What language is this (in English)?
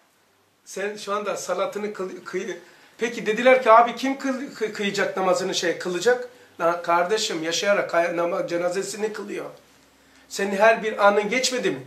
Turkish